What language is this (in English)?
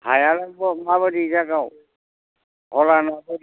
Bodo